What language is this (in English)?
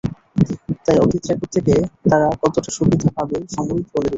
Bangla